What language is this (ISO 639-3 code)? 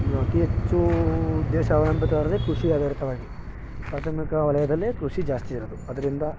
kan